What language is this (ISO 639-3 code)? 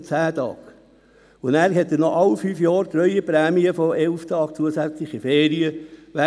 gsw